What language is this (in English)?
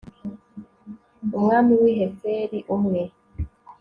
Kinyarwanda